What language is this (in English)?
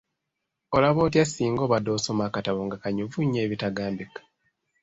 Ganda